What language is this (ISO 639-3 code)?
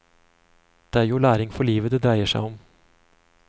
nor